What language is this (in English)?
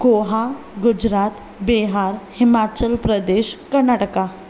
Sindhi